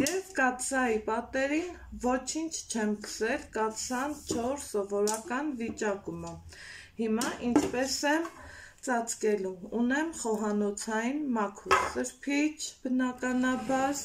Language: Polish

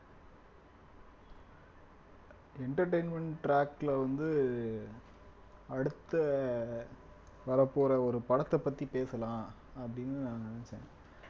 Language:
Tamil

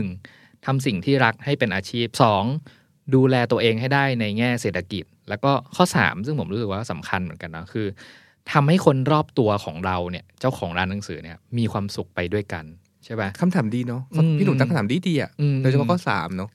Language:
Thai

